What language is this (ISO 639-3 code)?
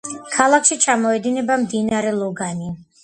kat